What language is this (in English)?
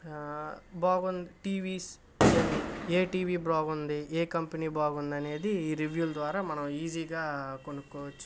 Telugu